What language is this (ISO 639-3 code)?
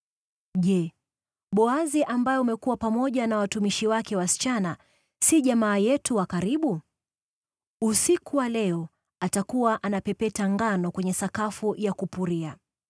swa